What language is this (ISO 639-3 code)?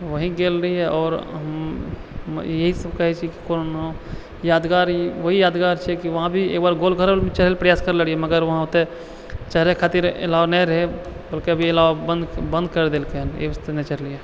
mai